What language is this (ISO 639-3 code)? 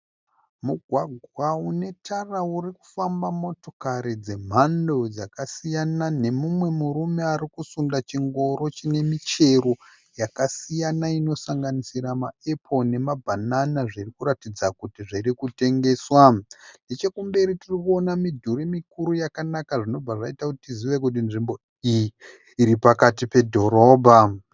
sna